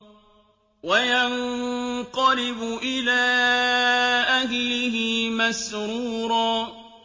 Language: Arabic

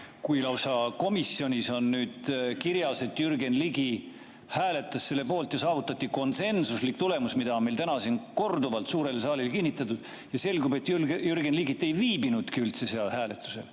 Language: Estonian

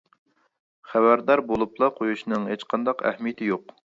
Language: Uyghur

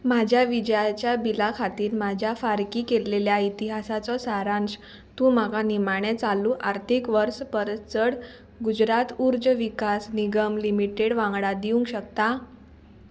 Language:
Konkani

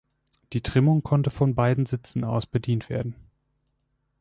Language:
German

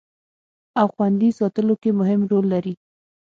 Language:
Pashto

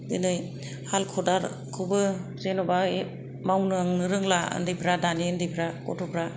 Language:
Bodo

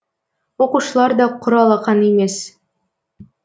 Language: Kazakh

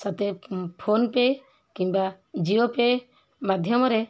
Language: Odia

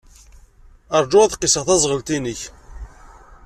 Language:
Kabyle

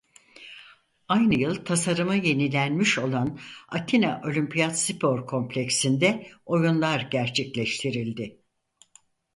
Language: Turkish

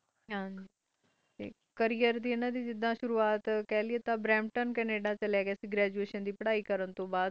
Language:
Punjabi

